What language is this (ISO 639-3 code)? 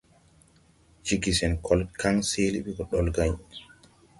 tui